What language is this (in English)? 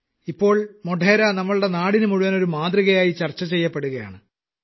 Malayalam